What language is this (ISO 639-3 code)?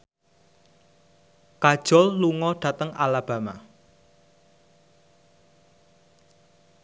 jav